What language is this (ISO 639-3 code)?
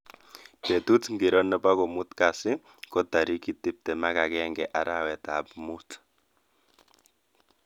kln